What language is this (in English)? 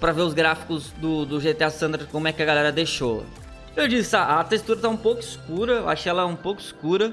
Portuguese